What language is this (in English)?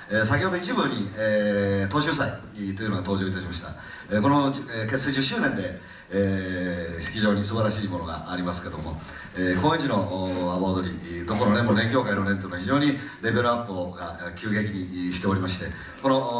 Japanese